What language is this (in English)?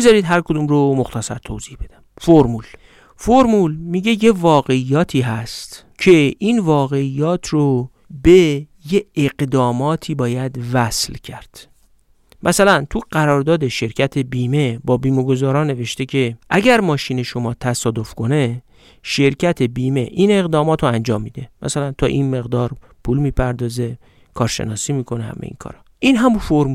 Persian